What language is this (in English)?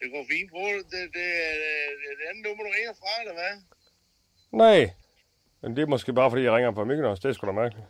Danish